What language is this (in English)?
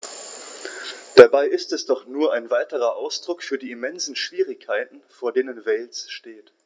German